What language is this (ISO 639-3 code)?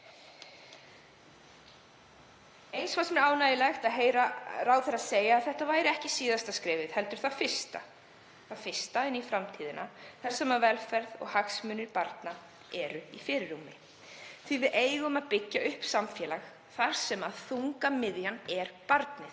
isl